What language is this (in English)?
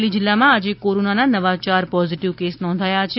Gujarati